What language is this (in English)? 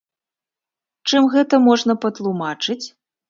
Belarusian